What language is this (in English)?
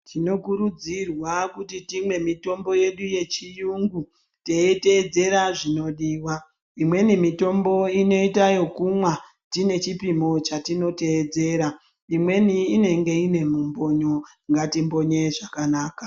Ndau